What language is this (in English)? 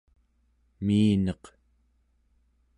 Central Yupik